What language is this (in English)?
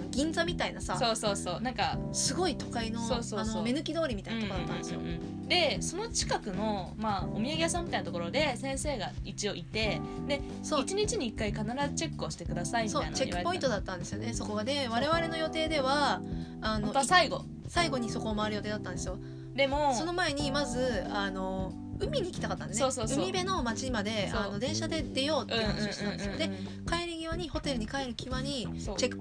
Japanese